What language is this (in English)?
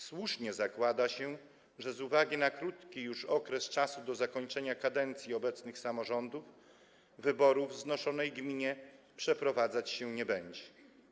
Polish